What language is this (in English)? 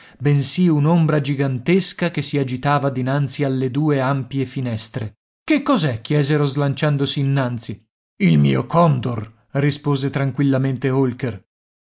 Italian